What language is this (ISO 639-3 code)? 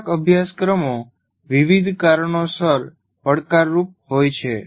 guj